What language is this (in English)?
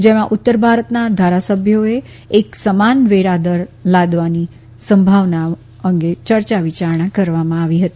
Gujarati